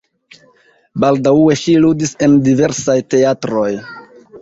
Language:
Esperanto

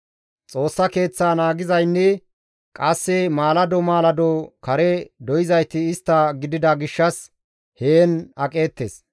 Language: Gamo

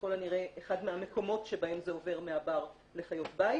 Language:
Hebrew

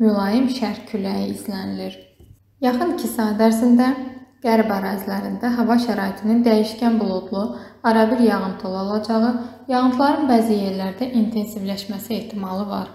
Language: Turkish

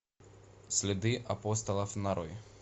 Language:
Russian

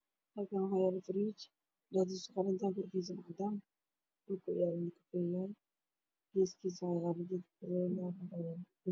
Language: Somali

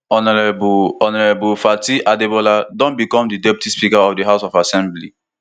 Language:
Nigerian Pidgin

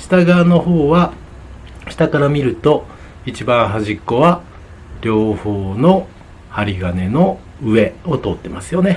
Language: Japanese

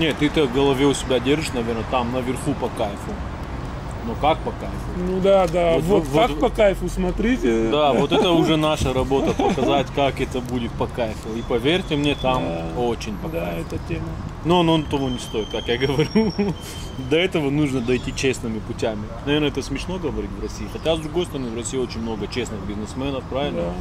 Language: Russian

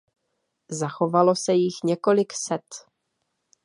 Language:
Czech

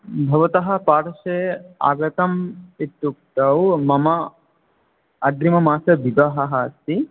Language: Sanskrit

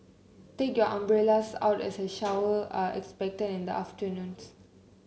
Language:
English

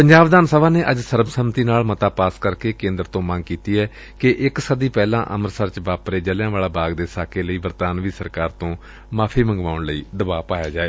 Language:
Punjabi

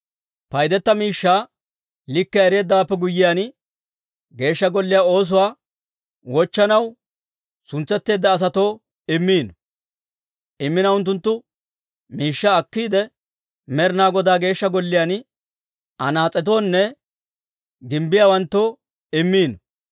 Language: Dawro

